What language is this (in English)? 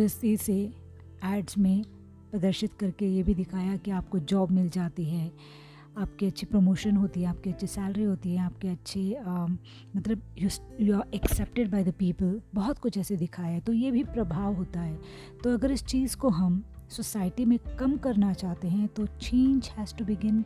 Hindi